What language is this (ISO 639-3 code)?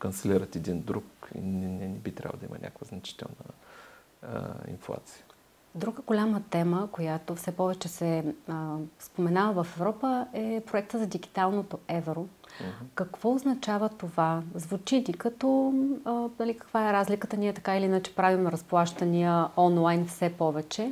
bul